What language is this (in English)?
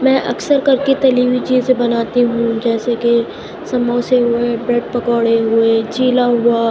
Urdu